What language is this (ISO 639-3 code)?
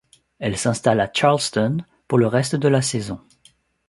fra